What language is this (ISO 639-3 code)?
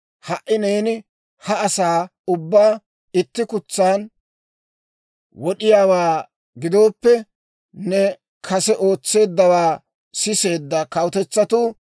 dwr